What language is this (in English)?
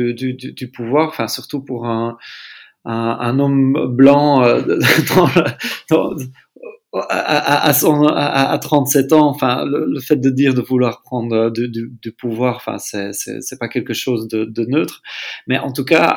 French